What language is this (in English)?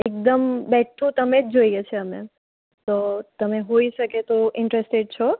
Gujarati